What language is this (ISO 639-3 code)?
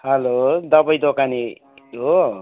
nep